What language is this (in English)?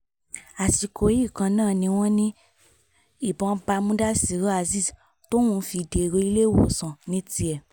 Yoruba